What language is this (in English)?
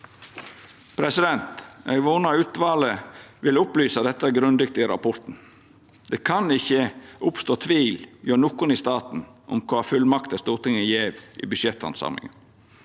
Norwegian